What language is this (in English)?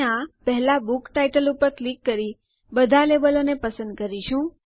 Gujarati